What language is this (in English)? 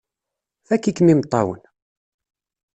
Kabyle